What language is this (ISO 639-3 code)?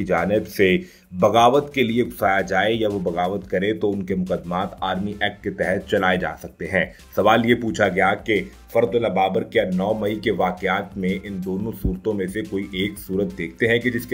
hin